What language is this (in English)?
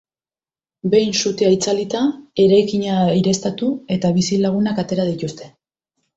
Basque